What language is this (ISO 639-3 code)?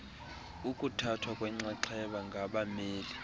xho